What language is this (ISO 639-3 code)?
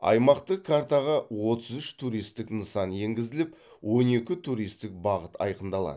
kaz